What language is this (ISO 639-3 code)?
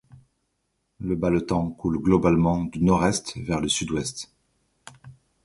fra